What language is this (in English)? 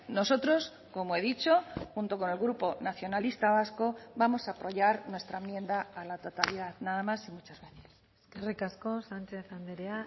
Spanish